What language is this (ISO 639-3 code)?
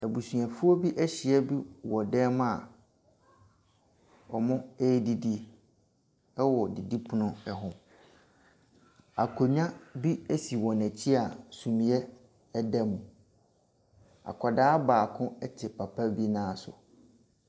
aka